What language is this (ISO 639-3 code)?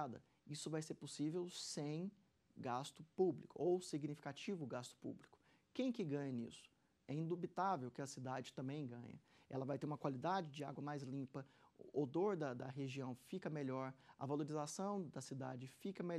por